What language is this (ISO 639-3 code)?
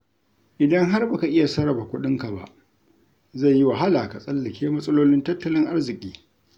hau